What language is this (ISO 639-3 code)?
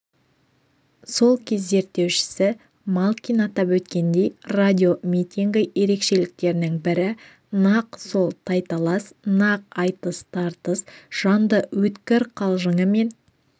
kaz